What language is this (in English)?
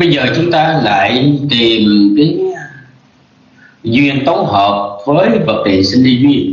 Vietnamese